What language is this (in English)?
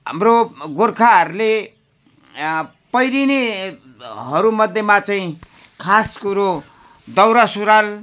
Nepali